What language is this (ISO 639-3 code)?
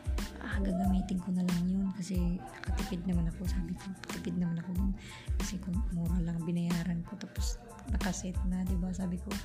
fil